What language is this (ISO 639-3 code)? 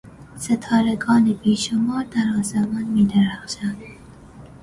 fas